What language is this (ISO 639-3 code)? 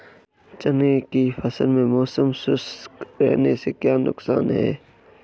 hin